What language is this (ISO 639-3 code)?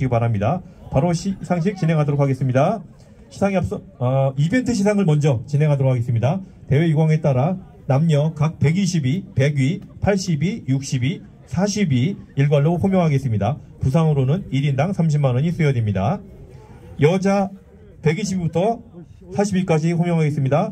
kor